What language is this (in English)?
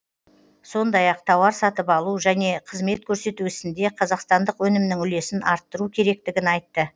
Kazakh